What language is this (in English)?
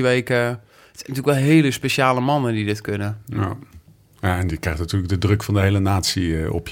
Dutch